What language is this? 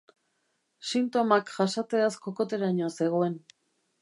Basque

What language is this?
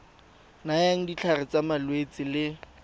Tswana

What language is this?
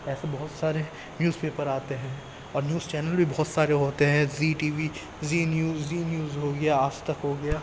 Urdu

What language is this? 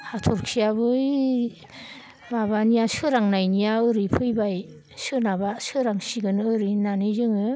Bodo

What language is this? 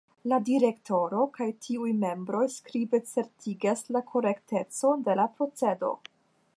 Esperanto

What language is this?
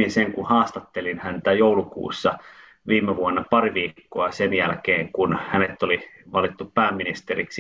Finnish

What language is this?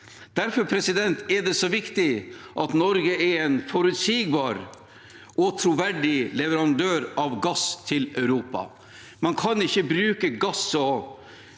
Norwegian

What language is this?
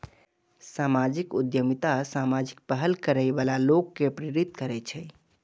Maithili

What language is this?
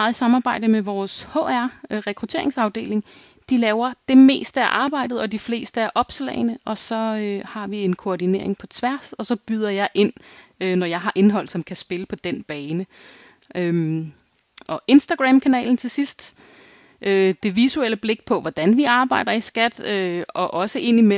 Danish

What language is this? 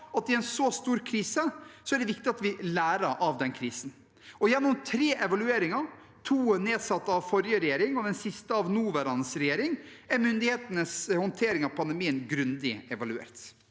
Norwegian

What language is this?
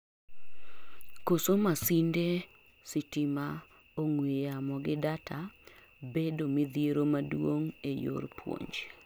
Luo (Kenya and Tanzania)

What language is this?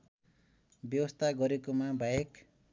Nepali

